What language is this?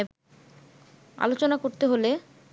Bangla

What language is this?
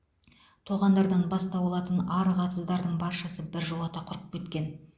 Kazakh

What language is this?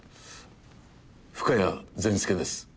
Japanese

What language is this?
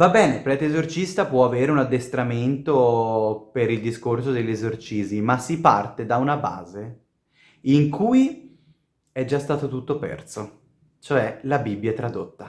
Italian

